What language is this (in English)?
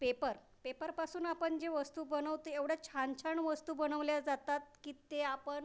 Marathi